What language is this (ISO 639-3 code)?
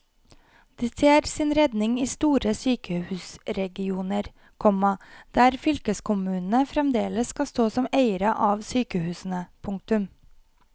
nor